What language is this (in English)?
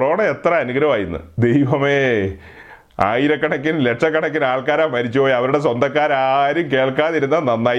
Malayalam